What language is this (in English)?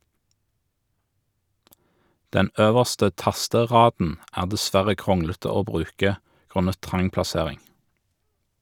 Norwegian